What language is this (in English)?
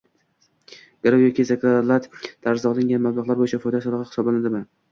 Uzbek